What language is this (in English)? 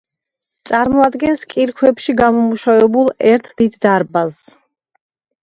Georgian